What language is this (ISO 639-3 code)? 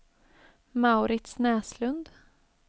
swe